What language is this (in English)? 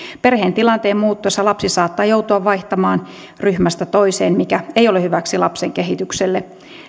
Finnish